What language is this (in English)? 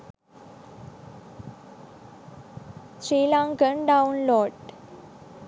Sinhala